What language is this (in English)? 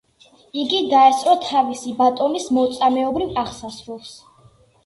Georgian